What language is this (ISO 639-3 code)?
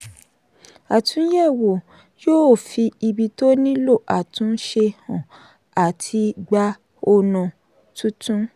yor